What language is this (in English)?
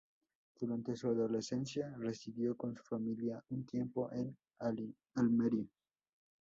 Spanish